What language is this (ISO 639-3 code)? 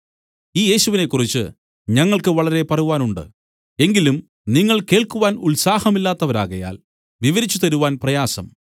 mal